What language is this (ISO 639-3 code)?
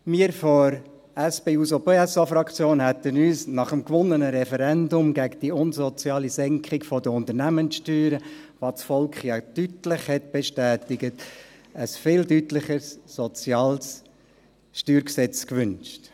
gsw